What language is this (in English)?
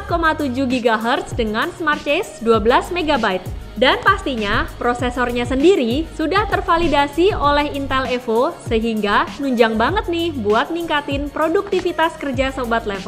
Indonesian